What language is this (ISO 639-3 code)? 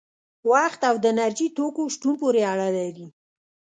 pus